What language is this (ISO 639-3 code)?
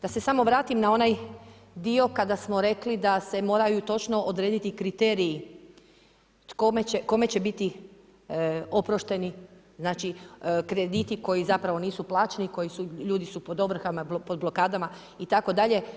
hrv